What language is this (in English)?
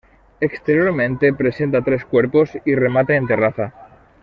Spanish